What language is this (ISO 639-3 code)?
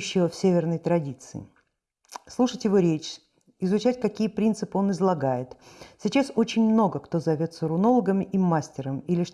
rus